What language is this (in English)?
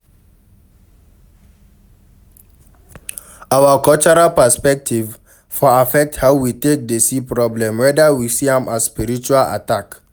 Nigerian Pidgin